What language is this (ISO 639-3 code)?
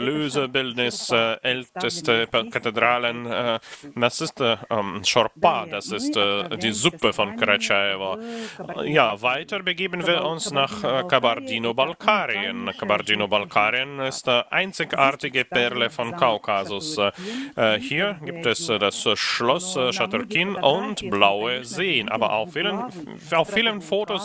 deu